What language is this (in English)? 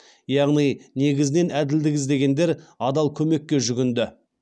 Kazakh